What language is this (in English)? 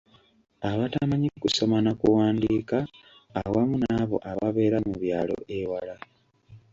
Ganda